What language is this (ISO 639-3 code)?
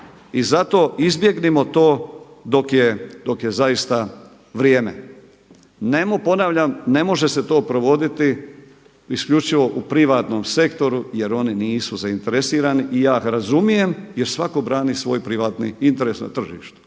hrv